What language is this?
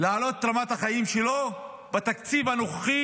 Hebrew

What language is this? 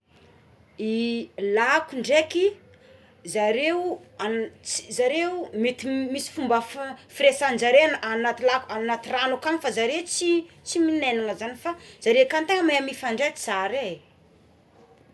Tsimihety Malagasy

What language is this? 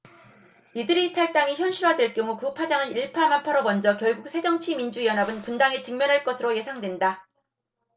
Korean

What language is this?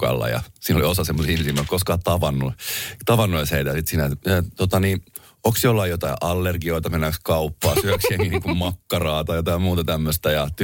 Finnish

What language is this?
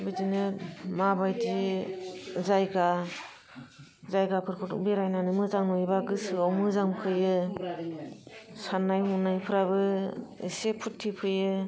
Bodo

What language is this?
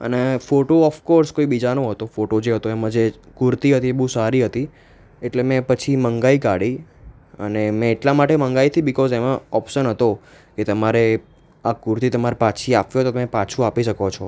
Gujarati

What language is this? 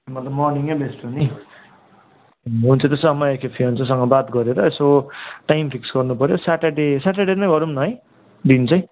Nepali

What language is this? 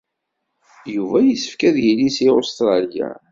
Kabyle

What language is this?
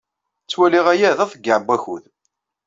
Kabyle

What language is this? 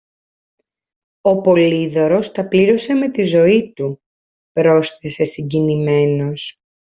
Greek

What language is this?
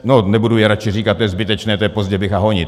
Czech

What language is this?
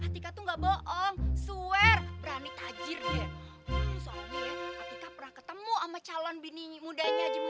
Indonesian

